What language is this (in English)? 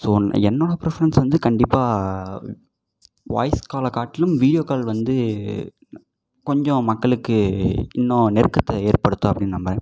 Tamil